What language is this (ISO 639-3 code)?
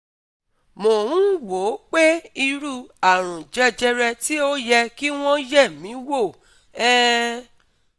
yor